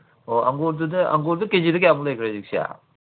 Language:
Manipuri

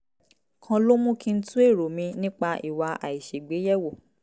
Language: Yoruba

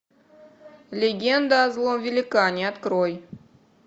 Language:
Russian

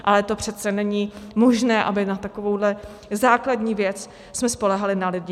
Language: Czech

